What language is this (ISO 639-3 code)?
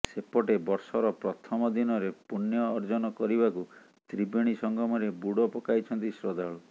ori